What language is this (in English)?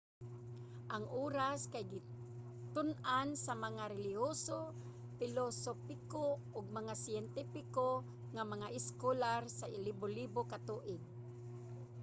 Cebuano